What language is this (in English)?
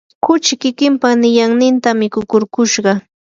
Yanahuanca Pasco Quechua